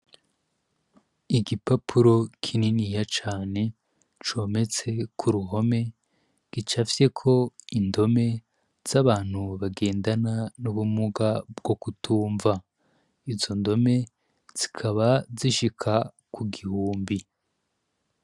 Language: Rundi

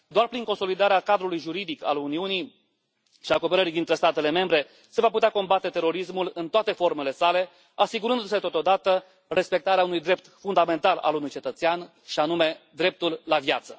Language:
Romanian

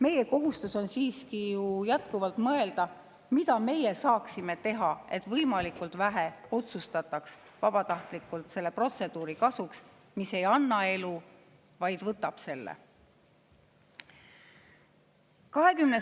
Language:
Estonian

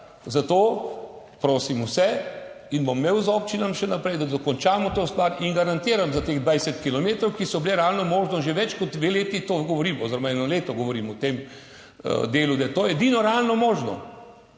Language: Slovenian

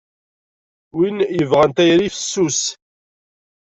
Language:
Kabyle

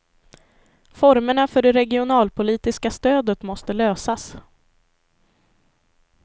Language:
Swedish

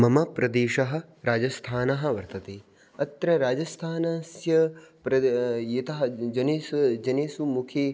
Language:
Sanskrit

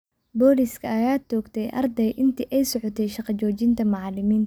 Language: Somali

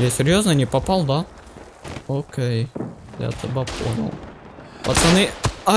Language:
Russian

